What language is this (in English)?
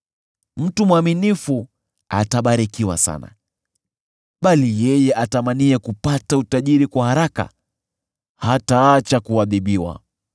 Swahili